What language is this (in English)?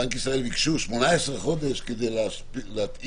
Hebrew